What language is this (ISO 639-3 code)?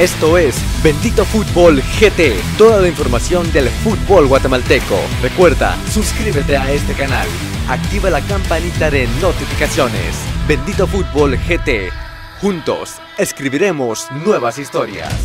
spa